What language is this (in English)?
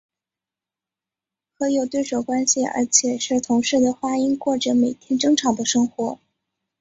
Chinese